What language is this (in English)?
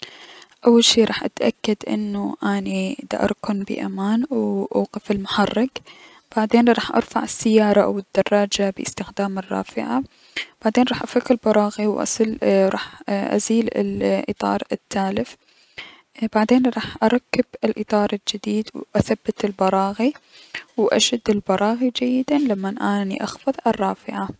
Mesopotamian Arabic